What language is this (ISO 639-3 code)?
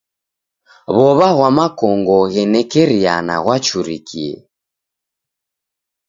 dav